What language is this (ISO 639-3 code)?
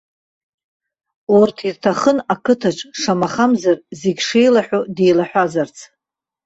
abk